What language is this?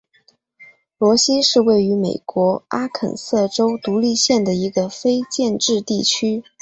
Chinese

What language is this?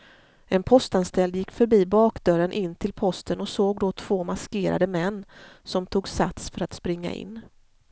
Swedish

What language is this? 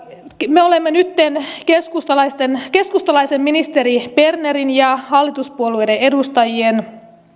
Finnish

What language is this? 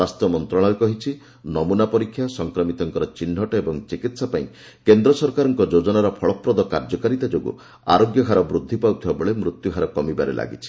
Odia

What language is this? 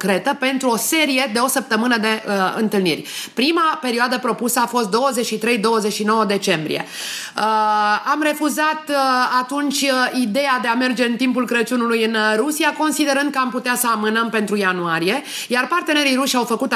Romanian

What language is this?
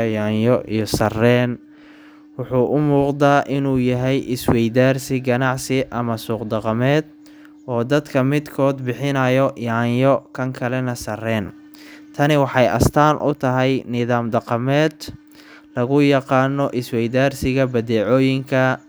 Somali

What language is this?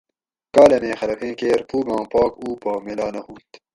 Gawri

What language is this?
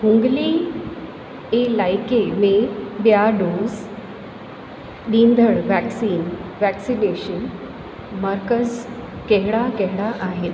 Sindhi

